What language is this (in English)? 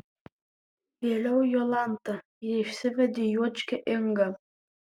Lithuanian